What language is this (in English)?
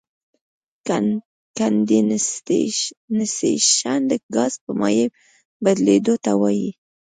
Pashto